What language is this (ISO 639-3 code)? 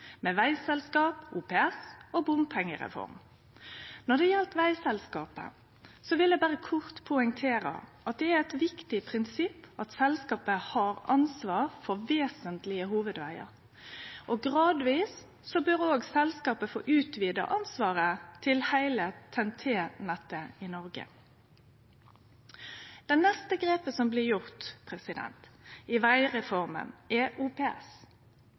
nno